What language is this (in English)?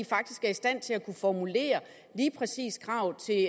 Danish